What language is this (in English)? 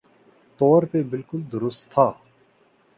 Urdu